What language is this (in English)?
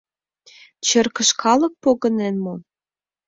Mari